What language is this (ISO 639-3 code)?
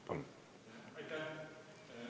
est